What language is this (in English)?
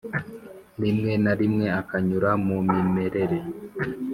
Kinyarwanda